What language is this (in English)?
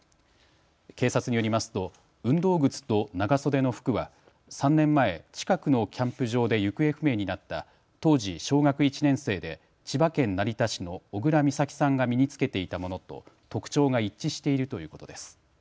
Japanese